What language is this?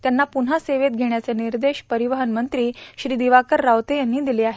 Marathi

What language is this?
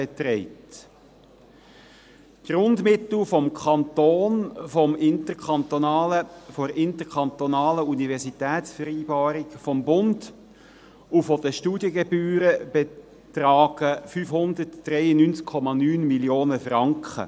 Swiss German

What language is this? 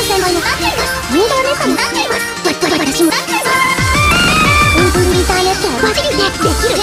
Japanese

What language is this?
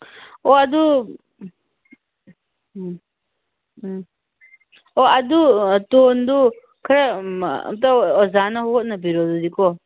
Manipuri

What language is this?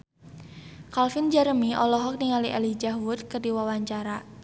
Sundanese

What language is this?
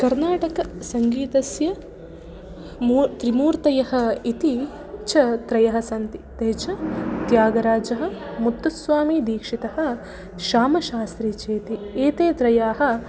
Sanskrit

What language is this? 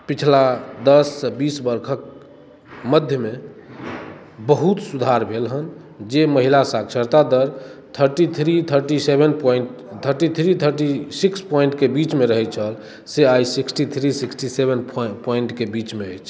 Maithili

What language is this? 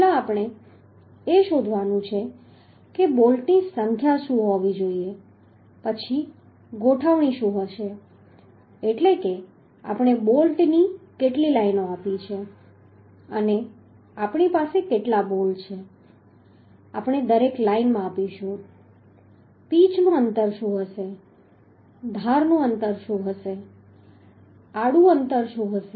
Gujarati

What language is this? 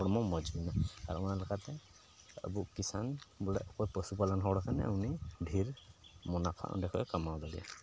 Santali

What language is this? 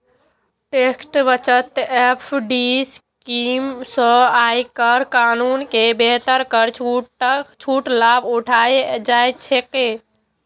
Maithili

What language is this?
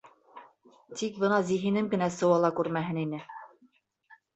Bashkir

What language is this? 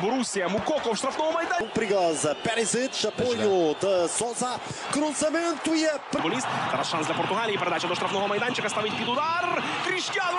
Russian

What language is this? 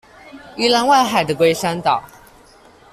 Chinese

